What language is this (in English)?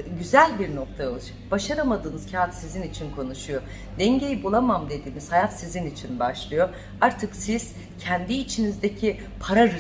Turkish